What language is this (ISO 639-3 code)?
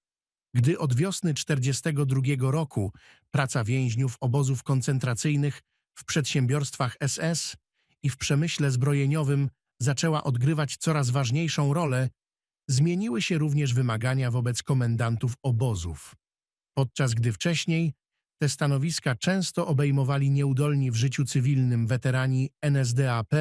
pol